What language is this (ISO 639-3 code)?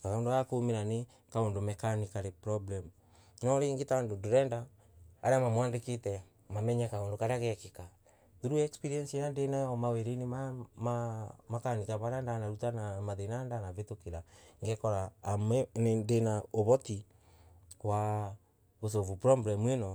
ebu